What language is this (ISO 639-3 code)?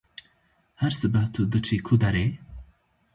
kur